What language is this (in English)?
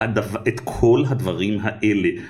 Hebrew